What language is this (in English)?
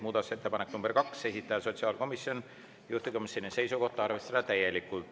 Estonian